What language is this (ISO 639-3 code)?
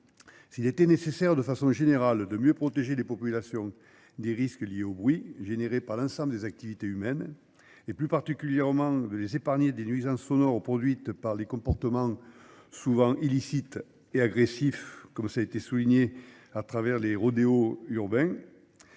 fra